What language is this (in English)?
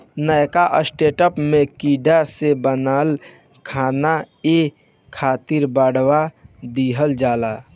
Bhojpuri